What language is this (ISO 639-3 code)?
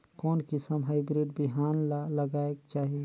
hne